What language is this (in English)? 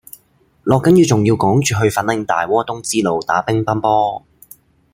Cantonese